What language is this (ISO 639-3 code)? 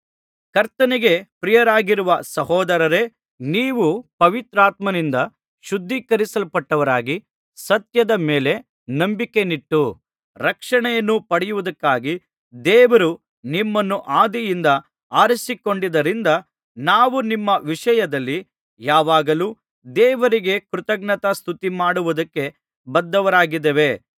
kan